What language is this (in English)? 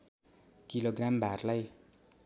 Nepali